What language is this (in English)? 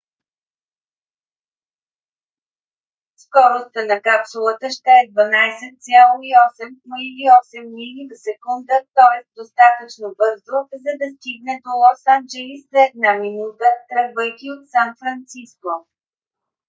Bulgarian